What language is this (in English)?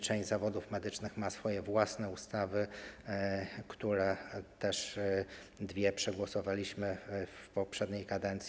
Polish